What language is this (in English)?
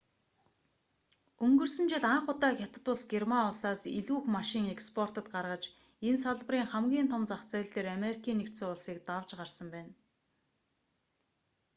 Mongolian